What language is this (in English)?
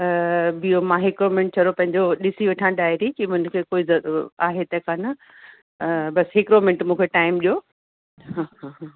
Sindhi